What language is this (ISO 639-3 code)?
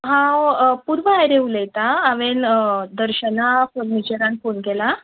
kok